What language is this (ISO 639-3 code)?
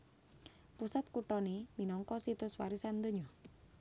jav